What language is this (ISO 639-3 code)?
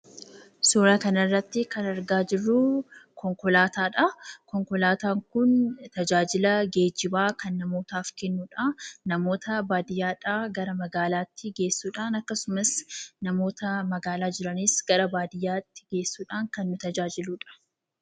orm